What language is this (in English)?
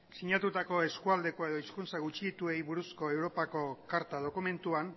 Basque